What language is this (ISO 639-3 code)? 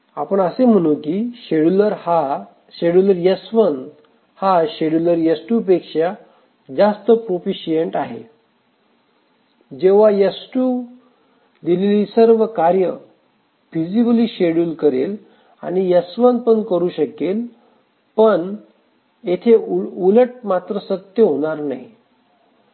mar